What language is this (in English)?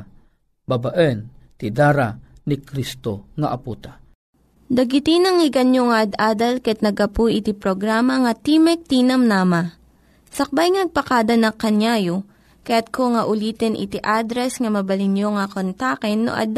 Filipino